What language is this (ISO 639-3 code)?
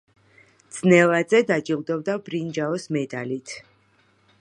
kat